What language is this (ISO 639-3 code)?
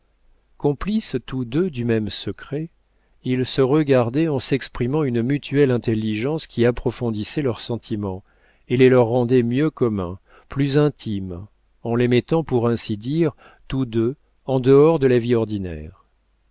fra